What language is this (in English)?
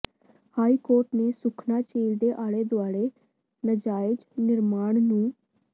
Punjabi